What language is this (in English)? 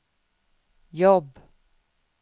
Swedish